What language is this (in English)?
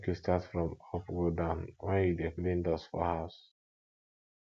Nigerian Pidgin